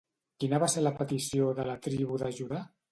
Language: Catalan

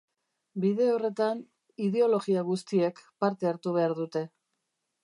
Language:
Basque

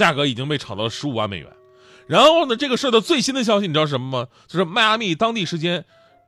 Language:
Chinese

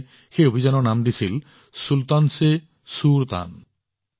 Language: Assamese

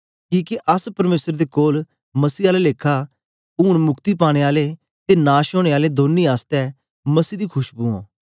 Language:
Dogri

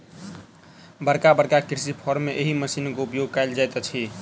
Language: Maithili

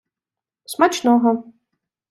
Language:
Ukrainian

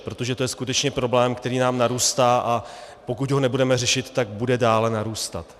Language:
Czech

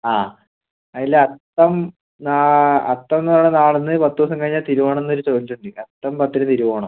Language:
Malayalam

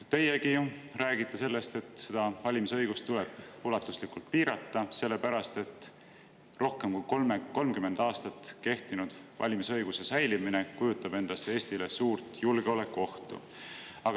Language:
Estonian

